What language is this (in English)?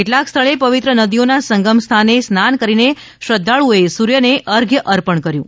Gujarati